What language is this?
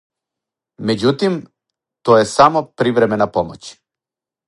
Serbian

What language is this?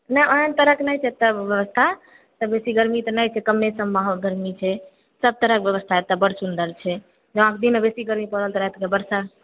Maithili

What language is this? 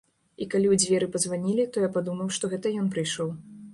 Belarusian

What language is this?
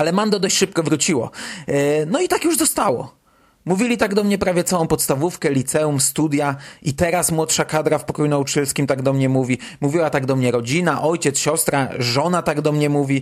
Polish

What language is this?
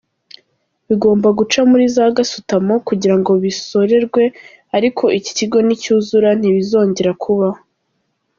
Kinyarwanda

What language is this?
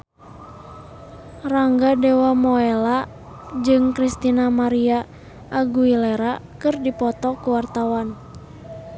Sundanese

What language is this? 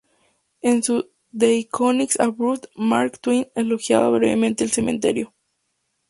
Spanish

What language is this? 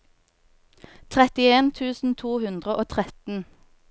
Norwegian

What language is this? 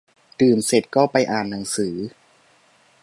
Thai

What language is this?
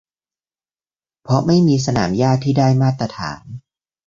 Thai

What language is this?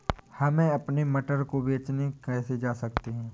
Hindi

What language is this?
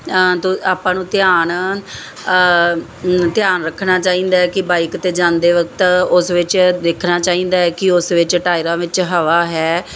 Punjabi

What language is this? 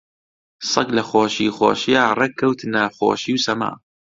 Central Kurdish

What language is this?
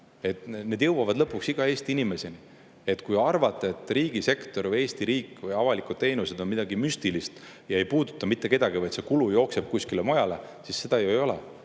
Estonian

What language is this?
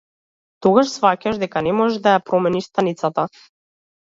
Macedonian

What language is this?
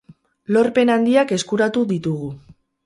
Basque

